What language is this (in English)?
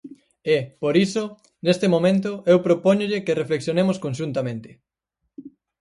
Galician